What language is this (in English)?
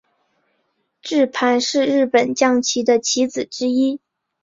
Chinese